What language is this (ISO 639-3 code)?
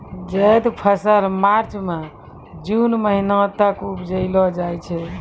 mai